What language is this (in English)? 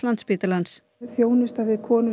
Icelandic